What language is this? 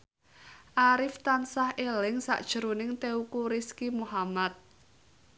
Javanese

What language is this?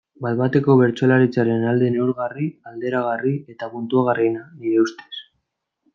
Basque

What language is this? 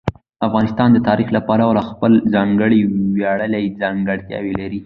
Pashto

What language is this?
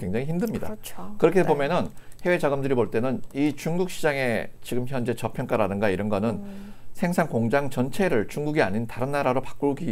Korean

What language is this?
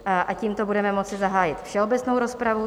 Czech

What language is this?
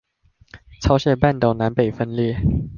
Chinese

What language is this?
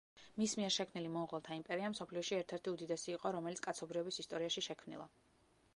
Georgian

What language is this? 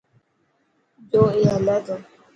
Dhatki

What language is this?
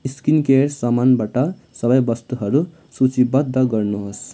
Nepali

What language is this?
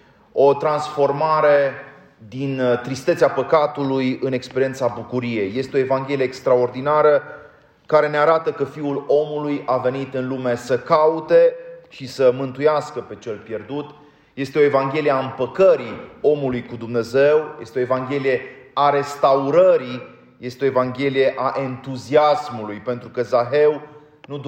Romanian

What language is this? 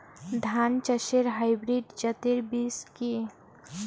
Bangla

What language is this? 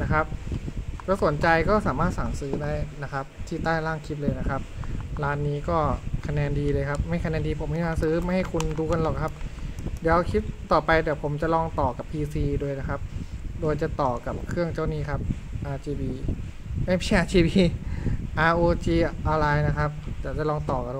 Thai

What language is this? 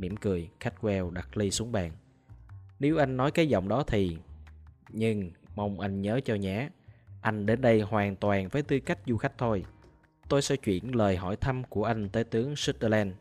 Vietnamese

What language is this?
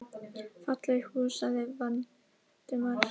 Icelandic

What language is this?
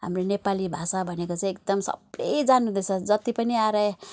Nepali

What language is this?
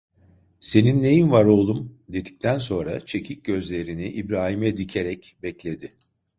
Turkish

